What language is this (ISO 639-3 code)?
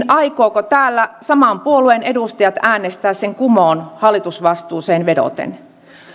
fin